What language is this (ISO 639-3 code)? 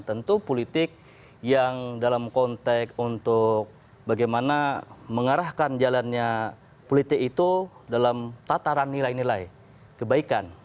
ind